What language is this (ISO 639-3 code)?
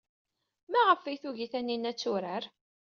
kab